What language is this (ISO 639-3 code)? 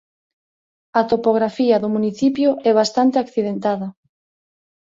glg